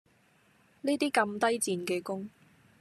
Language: Cantonese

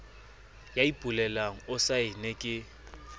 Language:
Southern Sotho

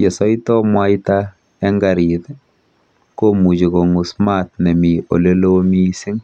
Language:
Kalenjin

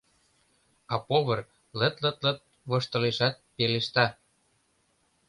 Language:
Mari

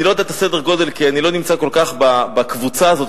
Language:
Hebrew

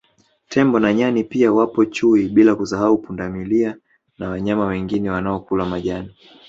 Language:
Swahili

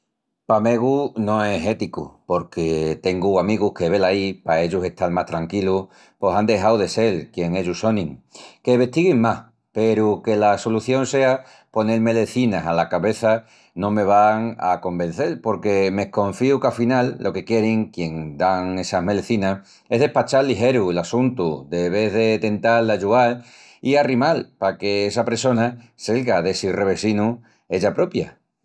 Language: Extremaduran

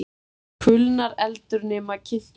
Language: Icelandic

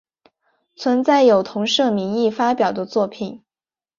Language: Chinese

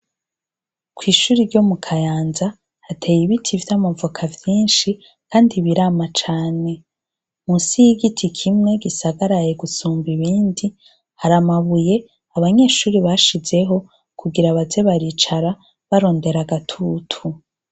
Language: Rundi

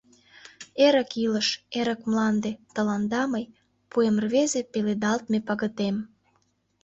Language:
Mari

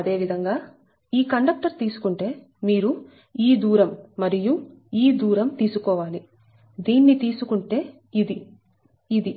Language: Telugu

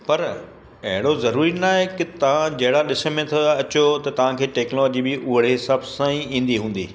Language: Sindhi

